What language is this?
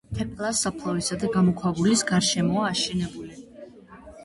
Georgian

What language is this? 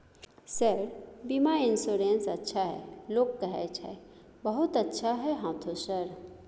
Maithili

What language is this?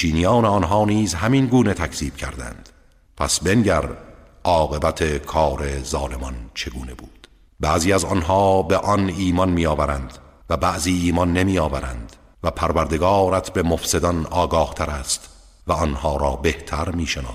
Persian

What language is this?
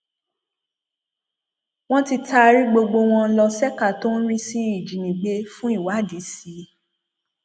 Yoruba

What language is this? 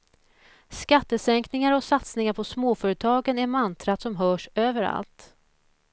Swedish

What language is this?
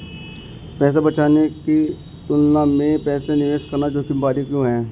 Hindi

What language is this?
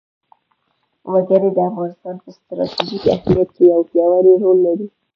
Pashto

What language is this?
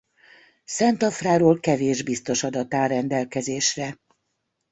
Hungarian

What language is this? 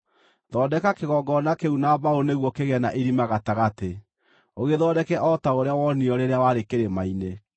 Kikuyu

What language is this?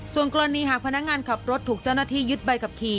Thai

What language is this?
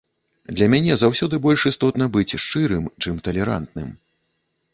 Belarusian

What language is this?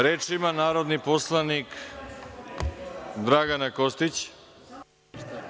Serbian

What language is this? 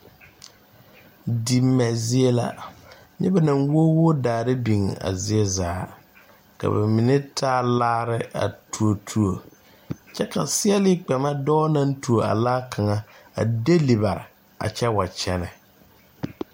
Southern Dagaare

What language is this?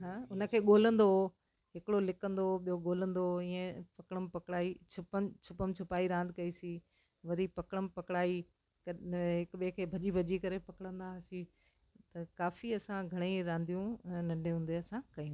Sindhi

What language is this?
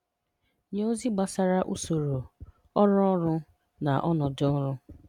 Igbo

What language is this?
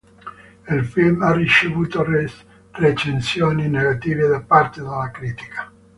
Italian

